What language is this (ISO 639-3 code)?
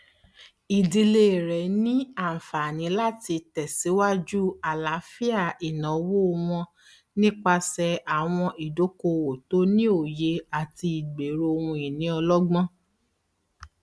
yor